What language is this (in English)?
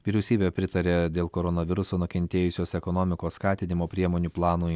Lithuanian